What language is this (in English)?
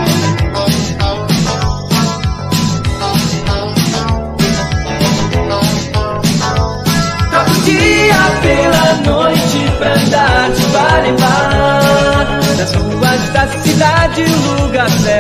Portuguese